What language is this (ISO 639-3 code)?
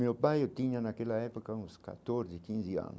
por